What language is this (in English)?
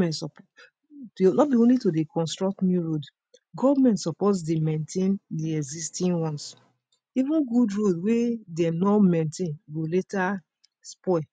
Nigerian Pidgin